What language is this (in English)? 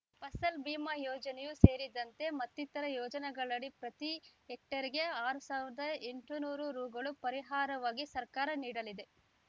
Kannada